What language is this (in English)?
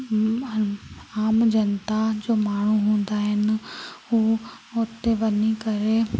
Sindhi